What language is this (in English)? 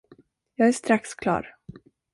Swedish